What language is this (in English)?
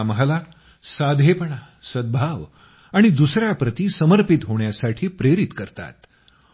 Marathi